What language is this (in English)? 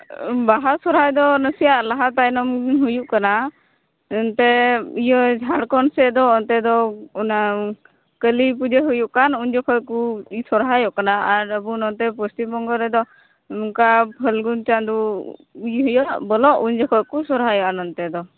Santali